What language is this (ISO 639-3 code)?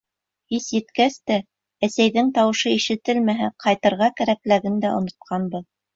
bak